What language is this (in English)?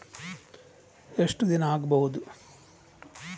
Kannada